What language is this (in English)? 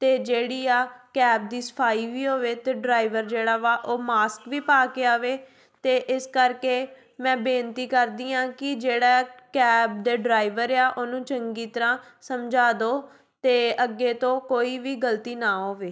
Punjabi